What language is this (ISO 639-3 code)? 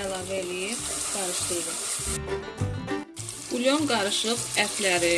tur